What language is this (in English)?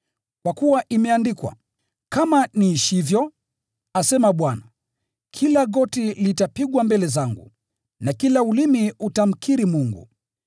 Swahili